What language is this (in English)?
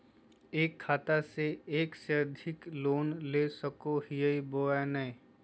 Magahi